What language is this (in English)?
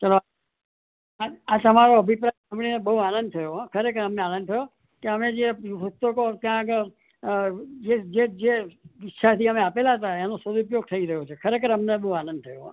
Gujarati